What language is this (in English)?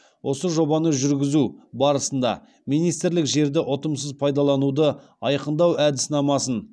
Kazakh